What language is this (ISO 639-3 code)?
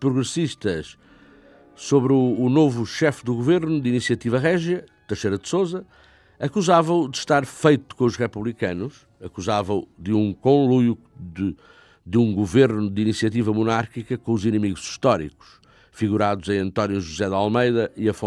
por